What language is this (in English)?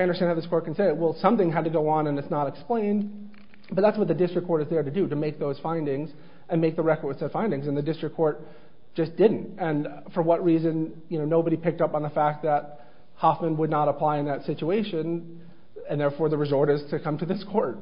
English